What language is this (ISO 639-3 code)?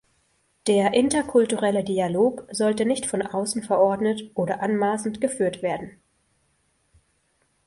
deu